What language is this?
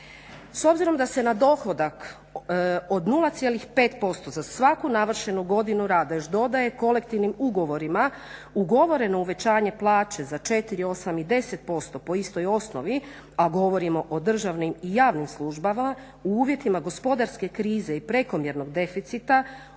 Croatian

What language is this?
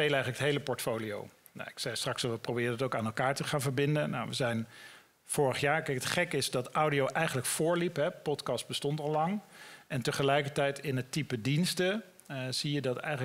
Dutch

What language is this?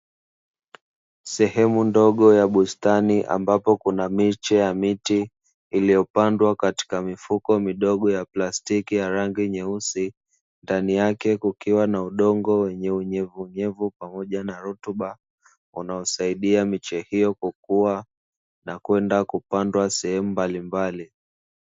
Swahili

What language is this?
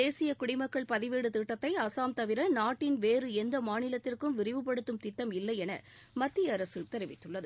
Tamil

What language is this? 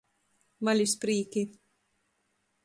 Latgalian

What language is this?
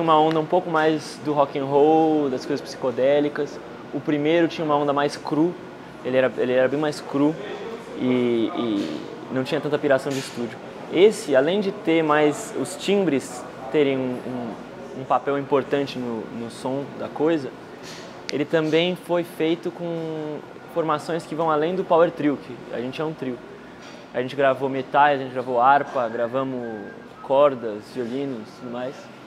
Portuguese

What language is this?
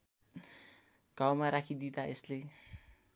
Nepali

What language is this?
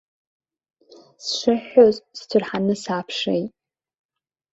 Abkhazian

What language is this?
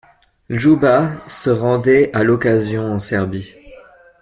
French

